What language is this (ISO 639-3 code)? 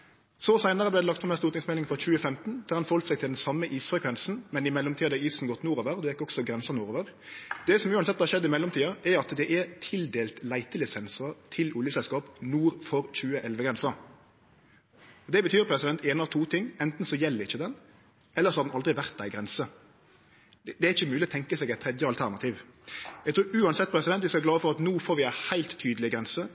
nno